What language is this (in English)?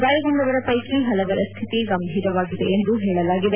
Kannada